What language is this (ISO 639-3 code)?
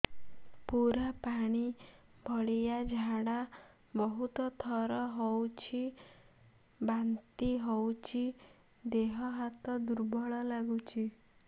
ori